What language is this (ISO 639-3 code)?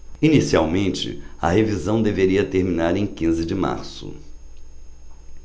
por